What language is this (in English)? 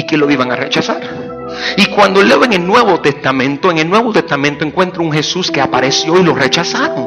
Spanish